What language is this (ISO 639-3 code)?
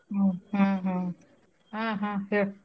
kan